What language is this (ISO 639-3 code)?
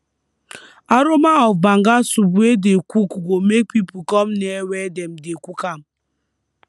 pcm